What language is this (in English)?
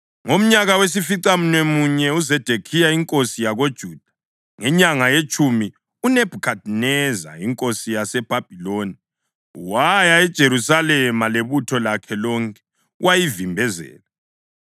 North Ndebele